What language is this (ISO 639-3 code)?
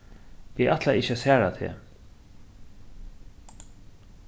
fao